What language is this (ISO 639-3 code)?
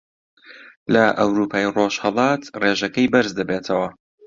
ckb